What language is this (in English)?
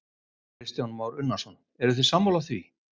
Icelandic